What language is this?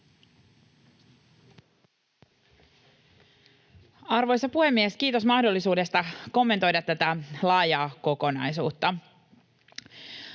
Finnish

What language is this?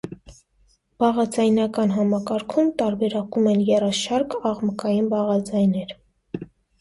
Armenian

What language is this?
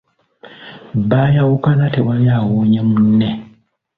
Ganda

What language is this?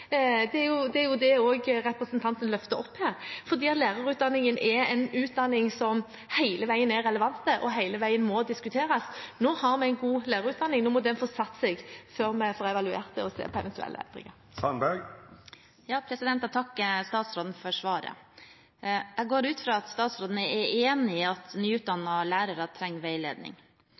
Norwegian Bokmål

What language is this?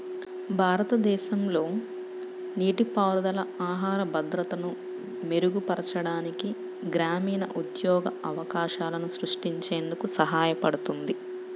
Telugu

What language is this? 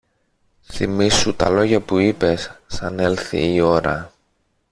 Greek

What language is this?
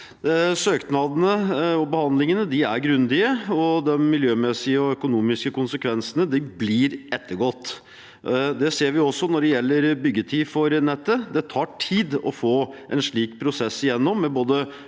Norwegian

